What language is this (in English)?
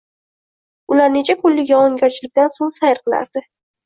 Uzbek